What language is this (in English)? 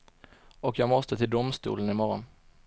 Swedish